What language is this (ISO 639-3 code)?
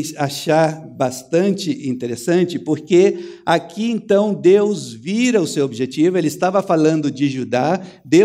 por